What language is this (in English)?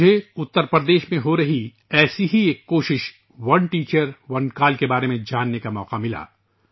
Urdu